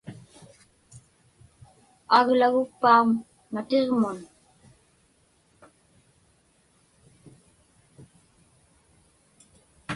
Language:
Inupiaq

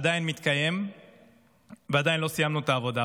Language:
Hebrew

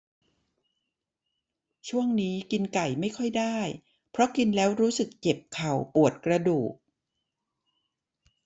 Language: Thai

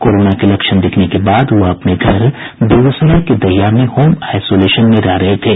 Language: Hindi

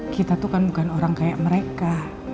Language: Indonesian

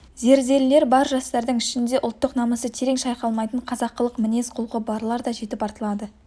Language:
Kazakh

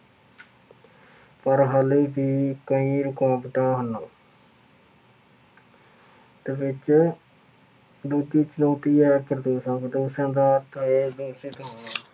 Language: Punjabi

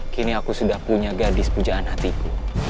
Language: Indonesian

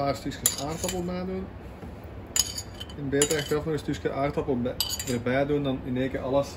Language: Dutch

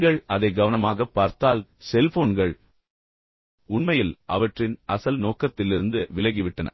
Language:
Tamil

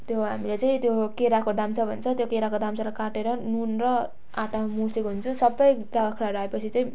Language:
Nepali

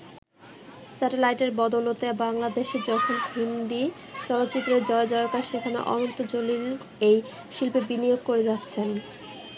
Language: Bangla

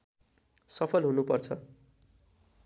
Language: Nepali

